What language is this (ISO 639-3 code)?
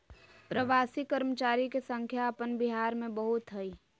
mag